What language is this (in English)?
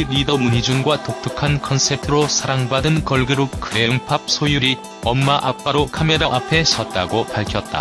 Korean